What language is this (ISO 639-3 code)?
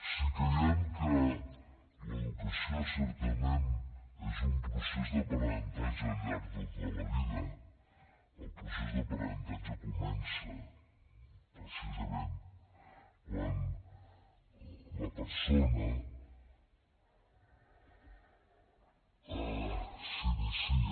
cat